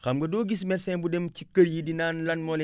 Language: Wolof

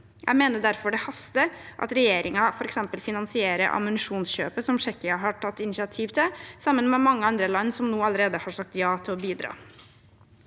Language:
Norwegian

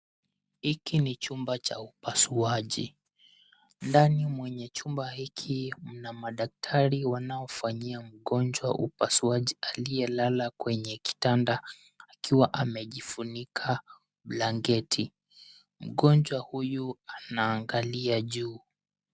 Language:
Swahili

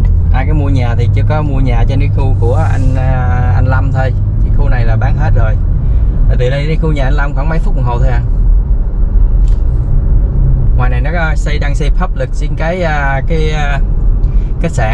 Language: Vietnamese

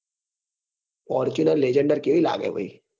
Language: Gujarati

